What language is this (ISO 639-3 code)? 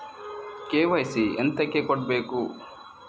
kan